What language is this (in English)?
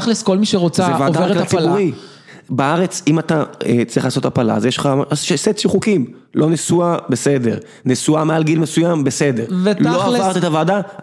Hebrew